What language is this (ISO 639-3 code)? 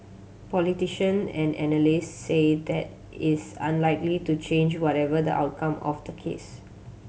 eng